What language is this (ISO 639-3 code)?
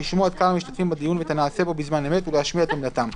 heb